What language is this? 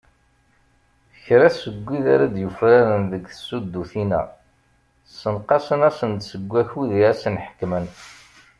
Kabyle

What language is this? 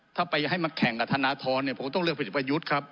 Thai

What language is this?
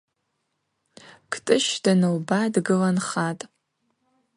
Abaza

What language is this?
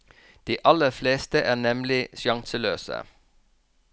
Norwegian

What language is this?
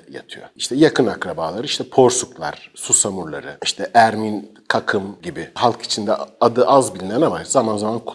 Turkish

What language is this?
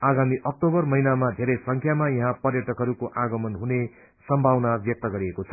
Nepali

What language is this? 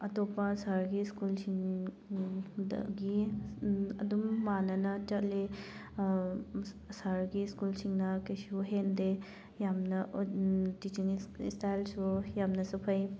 Manipuri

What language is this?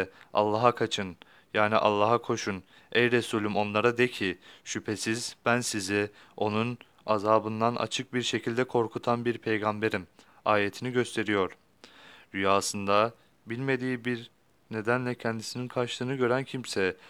Turkish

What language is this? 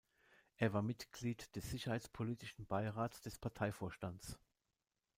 German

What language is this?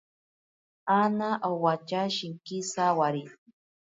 Ashéninka Perené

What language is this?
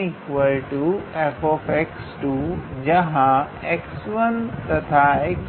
Hindi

